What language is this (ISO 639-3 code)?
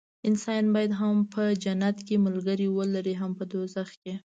pus